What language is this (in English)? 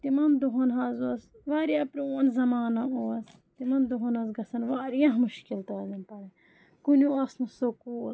Kashmiri